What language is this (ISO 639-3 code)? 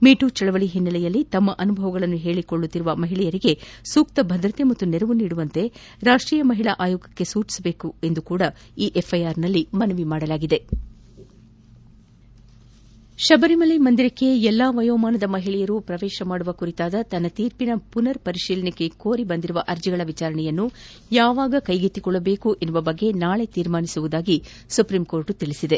kan